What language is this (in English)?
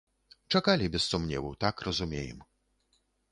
Belarusian